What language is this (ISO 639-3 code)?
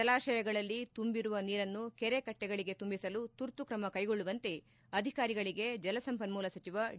kan